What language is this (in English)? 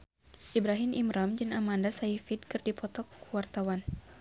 Sundanese